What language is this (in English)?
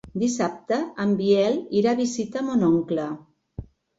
Catalan